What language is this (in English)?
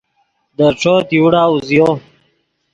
Yidgha